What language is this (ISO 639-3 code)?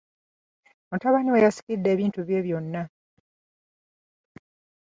lug